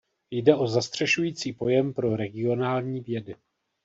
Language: Czech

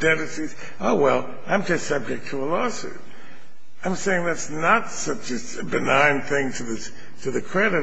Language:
English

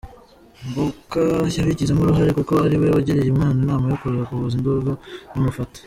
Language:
Kinyarwanda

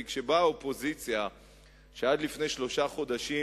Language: Hebrew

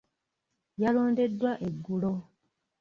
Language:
Ganda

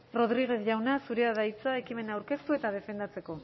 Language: Basque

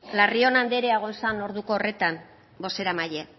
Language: Basque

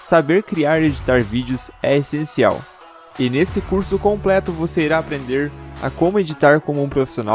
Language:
Portuguese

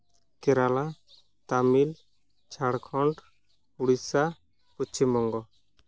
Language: Santali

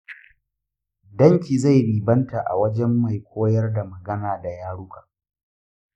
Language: Hausa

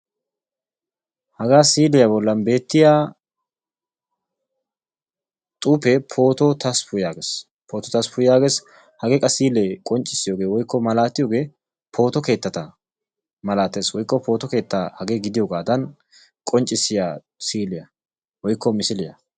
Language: Wolaytta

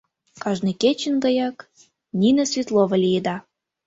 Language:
Mari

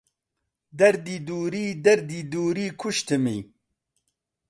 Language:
Central Kurdish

